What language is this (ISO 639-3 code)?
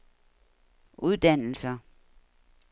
dan